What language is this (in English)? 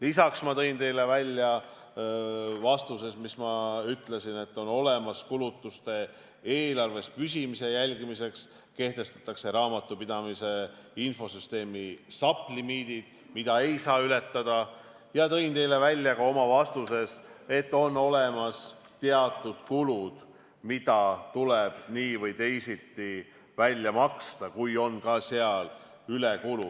Estonian